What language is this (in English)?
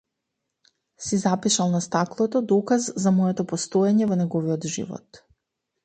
Macedonian